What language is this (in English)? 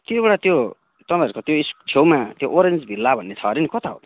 Nepali